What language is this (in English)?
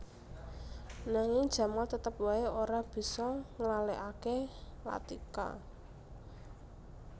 Javanese